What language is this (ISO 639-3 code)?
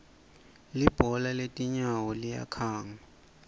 ssw